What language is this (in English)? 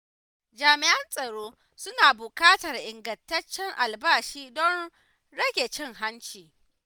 Hausa